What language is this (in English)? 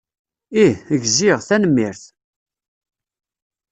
Kabyle